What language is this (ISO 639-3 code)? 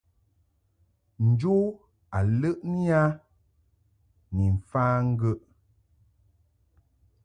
mhk